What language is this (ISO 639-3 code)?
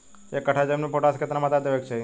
bho